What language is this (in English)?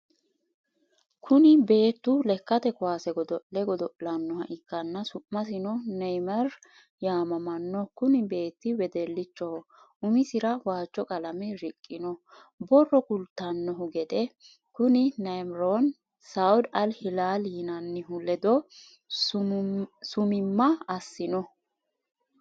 Sidamo